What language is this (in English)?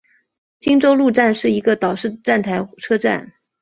Chinese